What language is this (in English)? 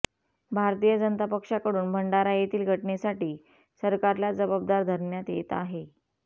Marathi